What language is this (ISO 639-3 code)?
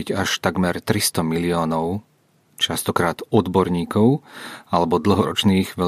ces